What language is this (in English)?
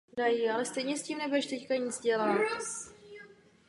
Czech